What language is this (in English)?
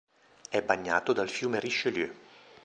Italian